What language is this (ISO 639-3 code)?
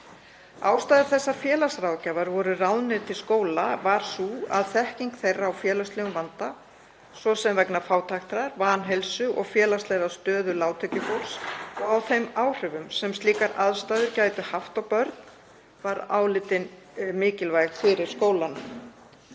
isl